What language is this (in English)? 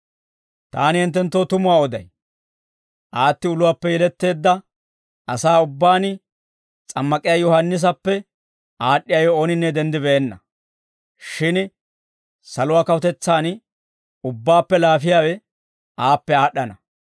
Dawro